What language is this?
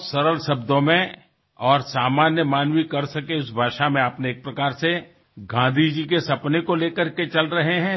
Assamese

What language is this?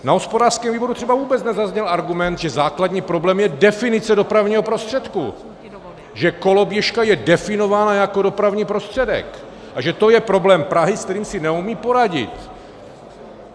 Czech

